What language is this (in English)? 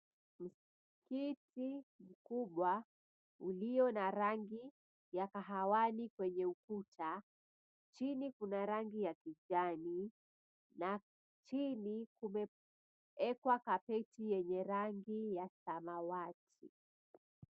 Swahili